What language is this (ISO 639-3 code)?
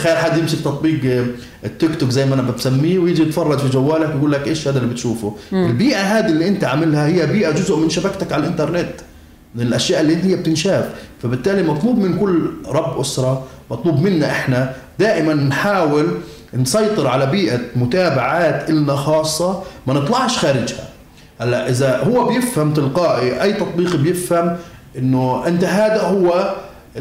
ara